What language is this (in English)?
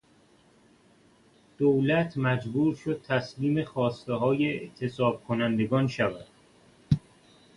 Persian